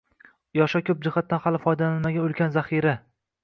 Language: Uzbek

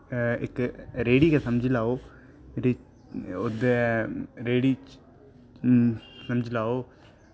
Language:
Dogri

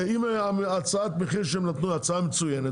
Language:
Hebrew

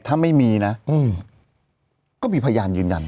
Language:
Thai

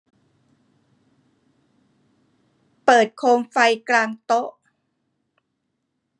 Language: Thai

